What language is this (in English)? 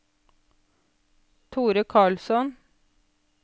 Norwegian